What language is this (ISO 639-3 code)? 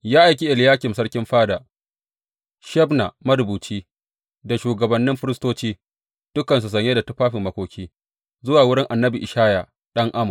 hau